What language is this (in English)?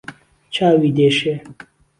Central Kurdish